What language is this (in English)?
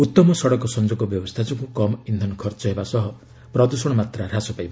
Odia